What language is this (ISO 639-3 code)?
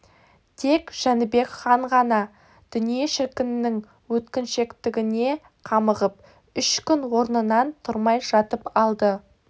kaz